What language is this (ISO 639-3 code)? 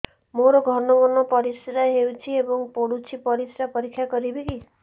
ori